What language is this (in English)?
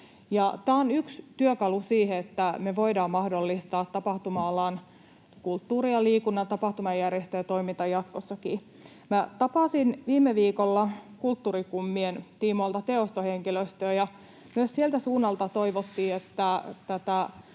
Finnish